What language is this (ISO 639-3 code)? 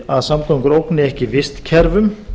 isl